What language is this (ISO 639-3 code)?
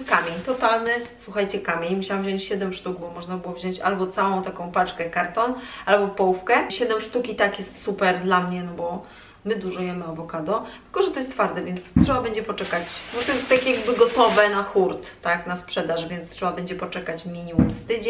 pol